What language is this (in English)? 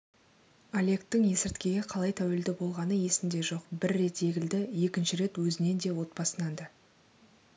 Kazakh